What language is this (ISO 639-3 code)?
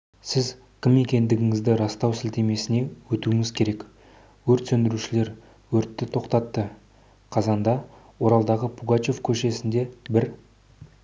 kaz